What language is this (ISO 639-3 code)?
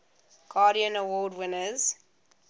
eng